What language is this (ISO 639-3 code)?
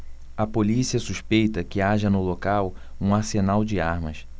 por